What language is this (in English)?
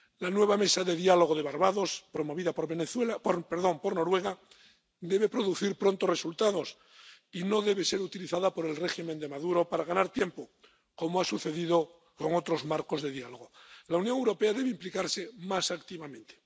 Spanish